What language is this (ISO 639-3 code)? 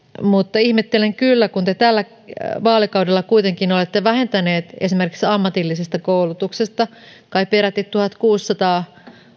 fin